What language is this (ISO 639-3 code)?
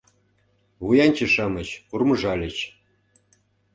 chm